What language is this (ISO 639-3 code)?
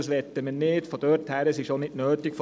gsw